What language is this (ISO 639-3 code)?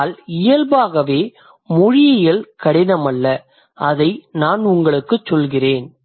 tam